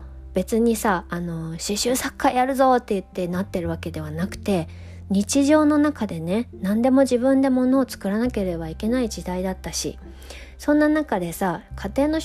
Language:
Japanese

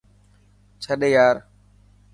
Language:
Dhatki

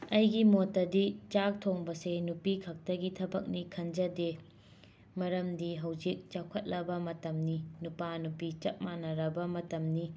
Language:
Manipuri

